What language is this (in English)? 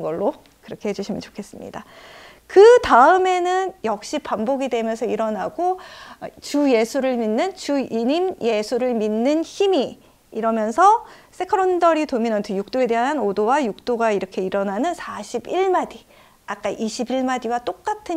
Korean